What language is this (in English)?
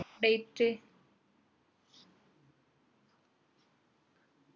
Malayalam